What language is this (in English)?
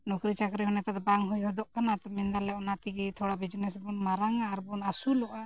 Santali